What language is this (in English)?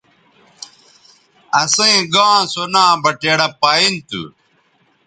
Bateri